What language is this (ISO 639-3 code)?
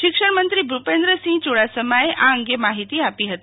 guj